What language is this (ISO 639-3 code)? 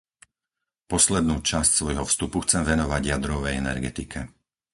slk